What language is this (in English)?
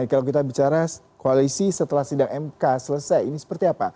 Indonesian